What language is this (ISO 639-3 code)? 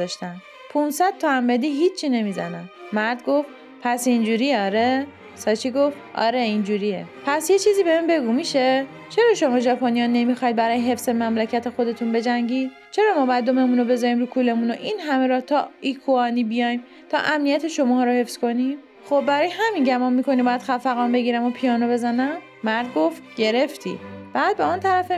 fas